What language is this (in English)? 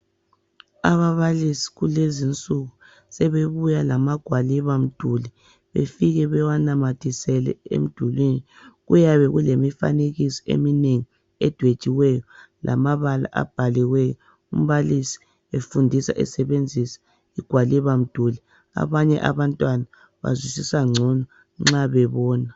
North Ndebele